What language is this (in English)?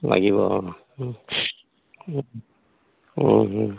Assamese